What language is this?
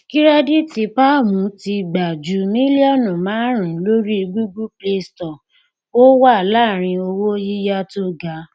Yoruba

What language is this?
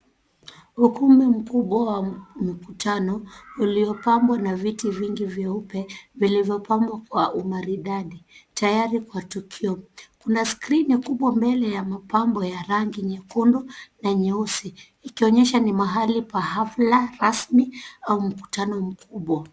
Swahili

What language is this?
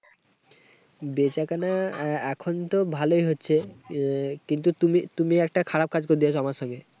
Bangla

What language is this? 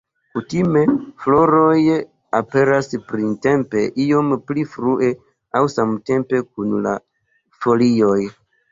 Esperanto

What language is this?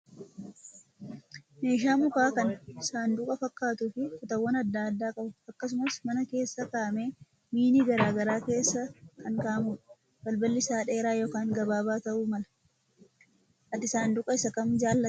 Oromo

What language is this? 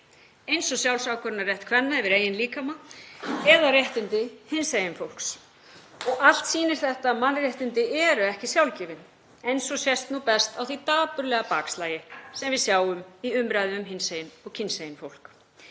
Icelandic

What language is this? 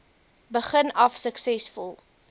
Afrikaans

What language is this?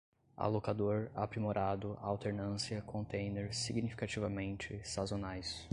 Portuguese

